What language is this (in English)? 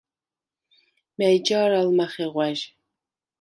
Svan